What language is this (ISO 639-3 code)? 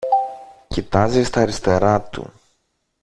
ell